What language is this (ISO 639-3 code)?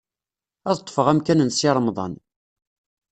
kab